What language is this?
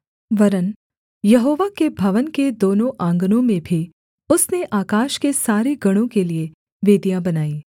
Hindi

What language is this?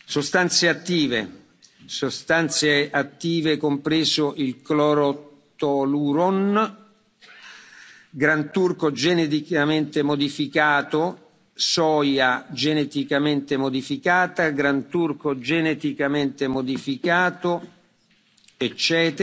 Italian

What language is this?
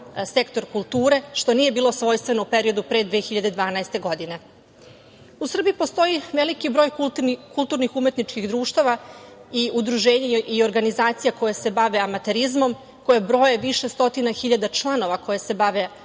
Serbian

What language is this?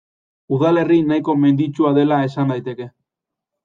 Basque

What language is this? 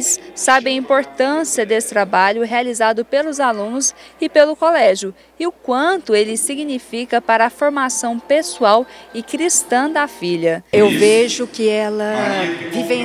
Portuguese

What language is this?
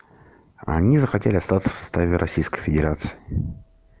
Russian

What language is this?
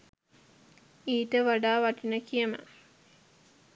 Sinhala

